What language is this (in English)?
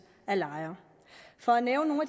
Danish